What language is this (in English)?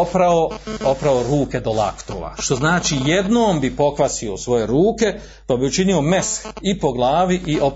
Croatian